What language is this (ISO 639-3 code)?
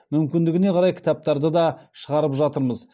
kaz